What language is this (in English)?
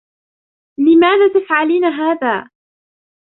Arabic